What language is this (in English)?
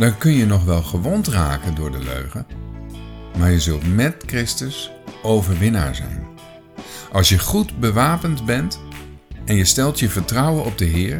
Dutch